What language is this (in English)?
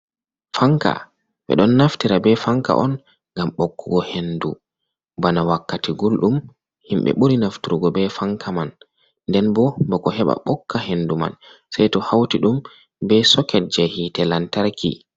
Fula